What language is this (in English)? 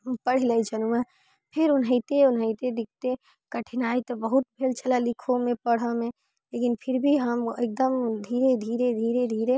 Maithili